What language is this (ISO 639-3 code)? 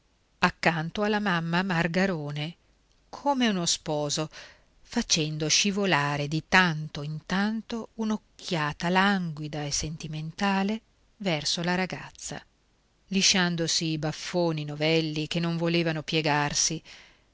ita